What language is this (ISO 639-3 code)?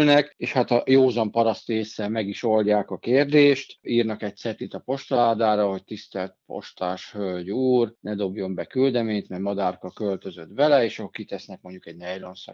hun